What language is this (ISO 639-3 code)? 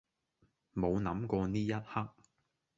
yue